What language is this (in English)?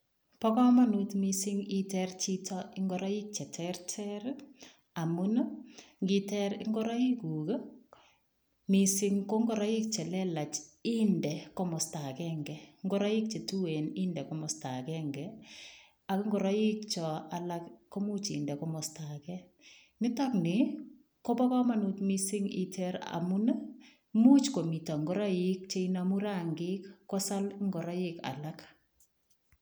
Kalenjin